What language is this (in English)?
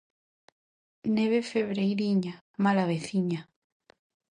Galician